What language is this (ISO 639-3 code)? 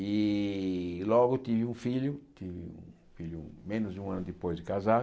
por